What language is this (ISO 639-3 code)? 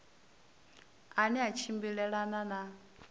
ven